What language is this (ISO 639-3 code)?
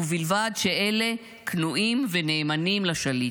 heb